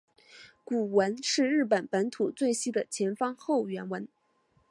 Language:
Chinese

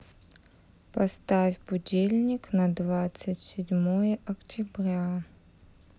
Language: Russian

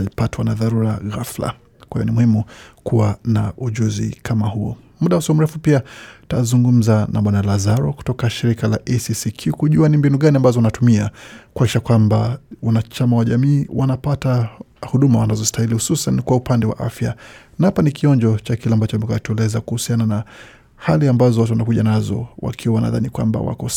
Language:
Swahili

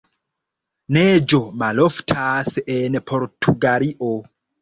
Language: Esperanto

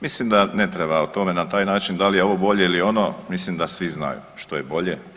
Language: Croatian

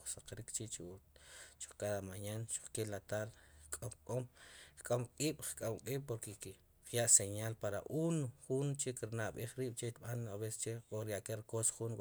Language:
Sipacapense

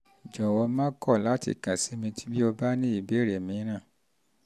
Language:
Yoruba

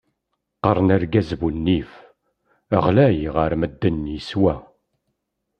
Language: Kabyle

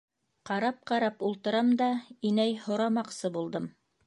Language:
Bashkir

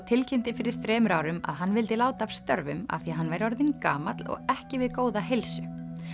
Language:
Icelandic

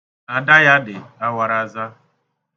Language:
Igbo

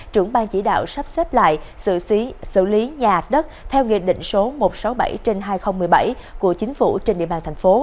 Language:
Vietnamese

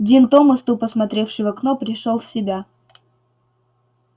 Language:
Russian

